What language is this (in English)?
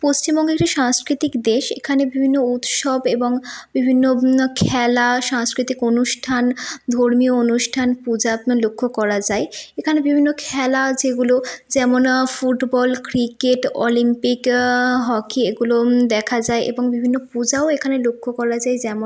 Bangla